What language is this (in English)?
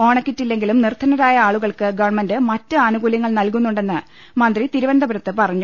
Malayalam